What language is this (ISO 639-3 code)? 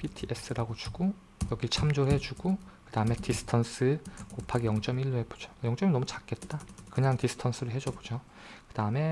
kor